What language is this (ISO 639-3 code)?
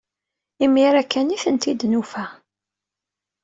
kab